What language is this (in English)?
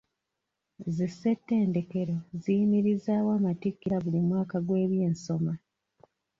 Ganda